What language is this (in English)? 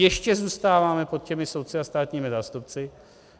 Czech